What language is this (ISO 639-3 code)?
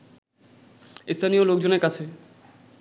ben